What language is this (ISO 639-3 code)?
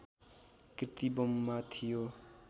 nep